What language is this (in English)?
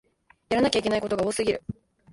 Japanese